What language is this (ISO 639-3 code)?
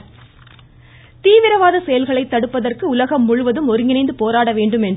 tam